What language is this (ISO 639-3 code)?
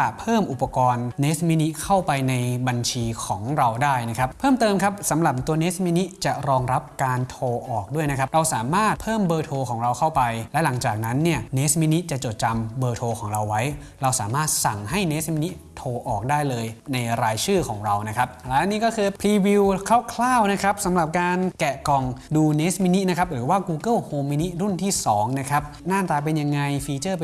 tha